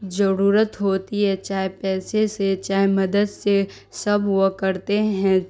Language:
Urdu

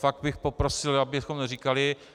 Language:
Czech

